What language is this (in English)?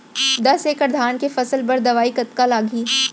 Chhattisgarhi